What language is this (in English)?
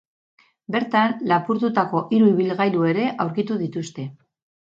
Basque